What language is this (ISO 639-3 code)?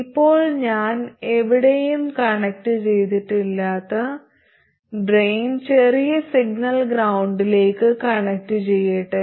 mal